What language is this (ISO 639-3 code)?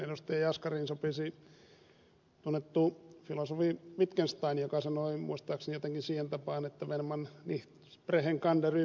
fin